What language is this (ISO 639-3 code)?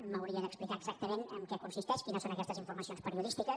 cat